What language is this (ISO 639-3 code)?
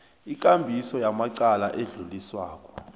nbl